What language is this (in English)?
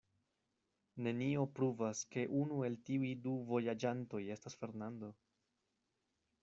Esperanto